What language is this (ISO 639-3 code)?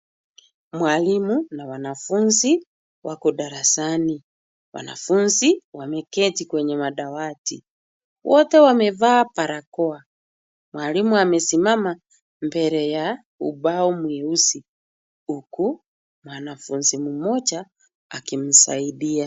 swa